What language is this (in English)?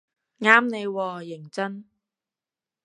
Cantonese